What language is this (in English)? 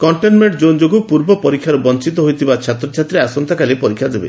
Odia